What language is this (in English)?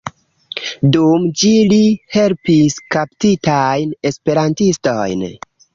Esperanto